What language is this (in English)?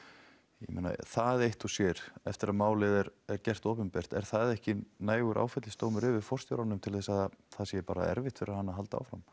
Icelandic